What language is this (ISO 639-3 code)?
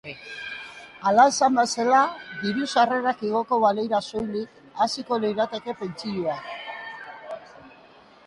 eus